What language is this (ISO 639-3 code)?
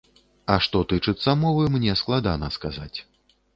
bel